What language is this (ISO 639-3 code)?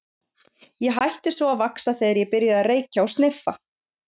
isl